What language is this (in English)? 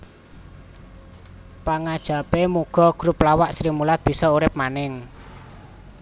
Javanese